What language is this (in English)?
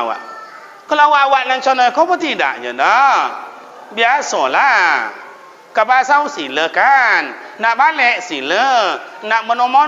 Malay